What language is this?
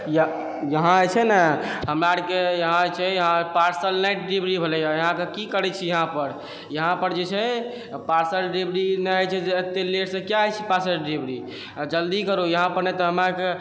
Maithili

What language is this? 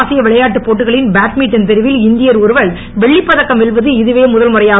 Tamil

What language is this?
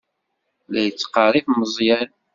Kabyle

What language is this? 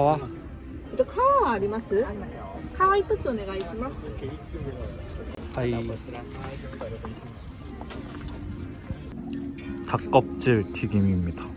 Korean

